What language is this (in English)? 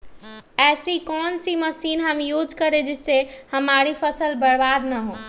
Magahi